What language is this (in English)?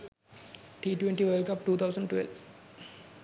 Sinhala